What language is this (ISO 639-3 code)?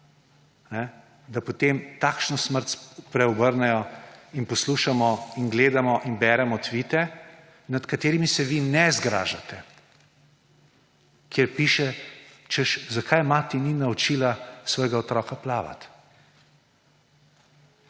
slv